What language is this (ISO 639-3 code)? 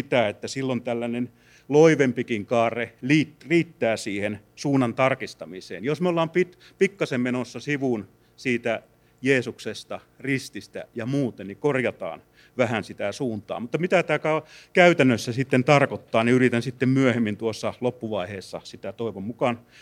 fin